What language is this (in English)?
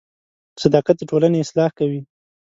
Pashto